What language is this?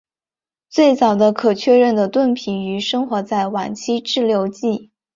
Chinese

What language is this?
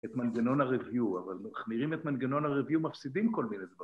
Hebrew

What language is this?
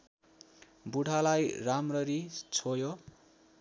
Nepali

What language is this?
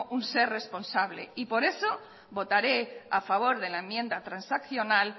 Spanish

